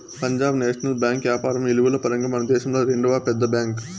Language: Telugu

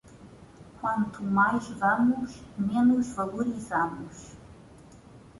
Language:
Portuguese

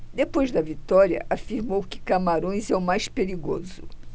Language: Portuguese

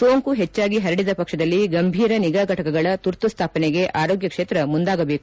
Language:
Kannada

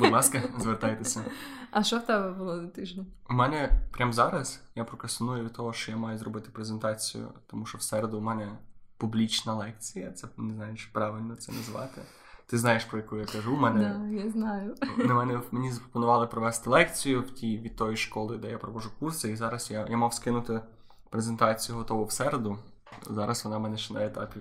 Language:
Ukrainian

